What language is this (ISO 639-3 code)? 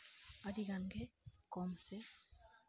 sat